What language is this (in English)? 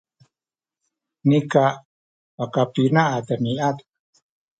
Sakizaya